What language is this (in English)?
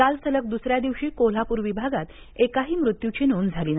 Marathi